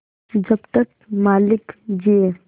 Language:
Hindi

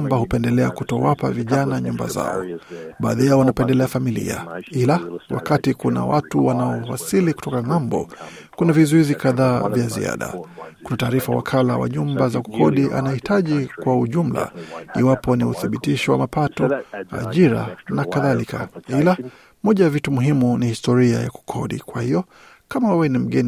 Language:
Swahili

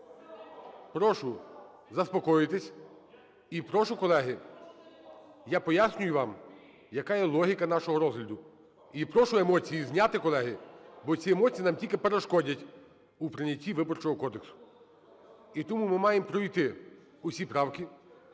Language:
Ukrainian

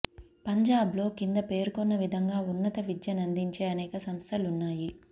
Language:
Telugu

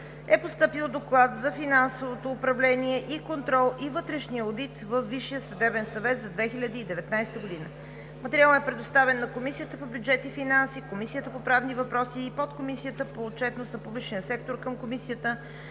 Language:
Bulgarian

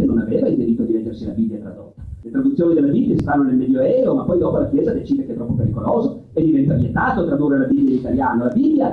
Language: Italian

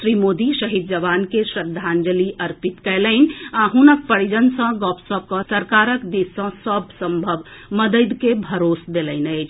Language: Maithili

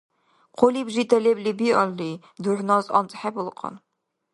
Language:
Dargwa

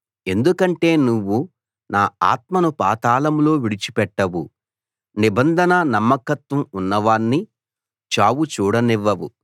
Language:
Telugu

